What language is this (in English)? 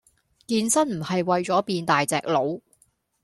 Cantonese